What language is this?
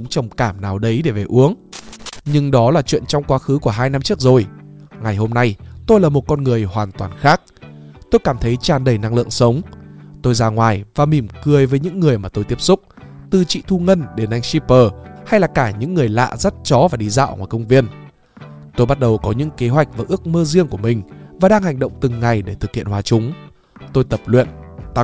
Vietnamese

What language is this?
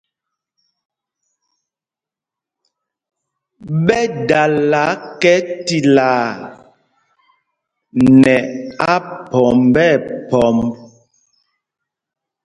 Mpumpong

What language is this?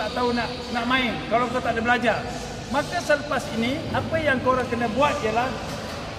Malay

